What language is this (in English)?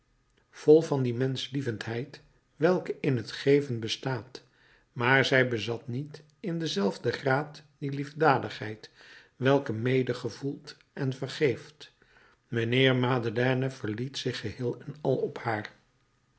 Dutch